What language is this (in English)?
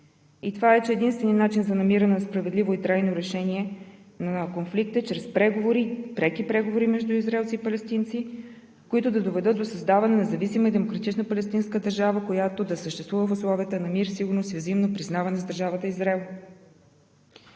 Bulgarian